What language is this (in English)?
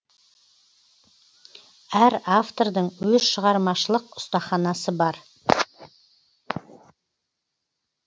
Kazakh